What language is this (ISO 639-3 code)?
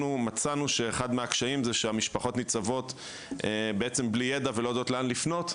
heb